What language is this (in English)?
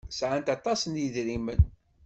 Kabyle